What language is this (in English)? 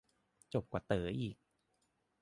Thai